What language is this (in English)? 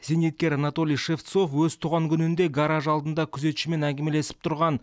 Kazakh